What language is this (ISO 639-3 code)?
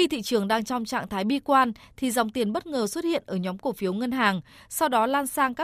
vie